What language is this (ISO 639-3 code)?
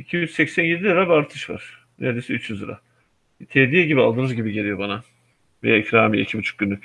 tur